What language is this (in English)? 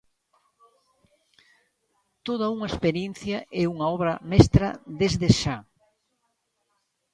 Galician